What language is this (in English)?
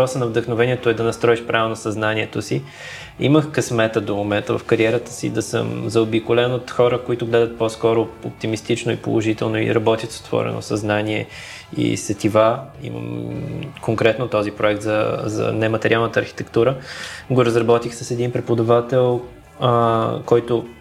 Bulgarian